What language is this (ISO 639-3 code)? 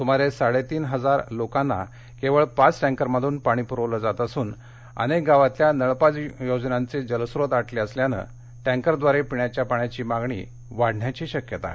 mar